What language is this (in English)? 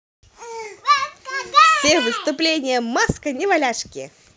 Russian